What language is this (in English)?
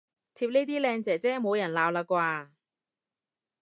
Cantonese